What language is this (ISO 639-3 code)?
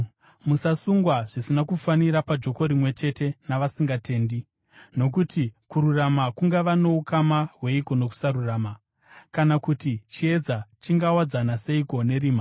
sna